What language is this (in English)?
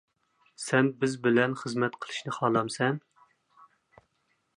Uyghur